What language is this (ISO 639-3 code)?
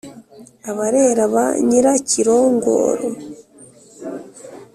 kin